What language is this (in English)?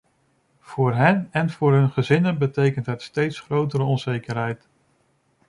Dutch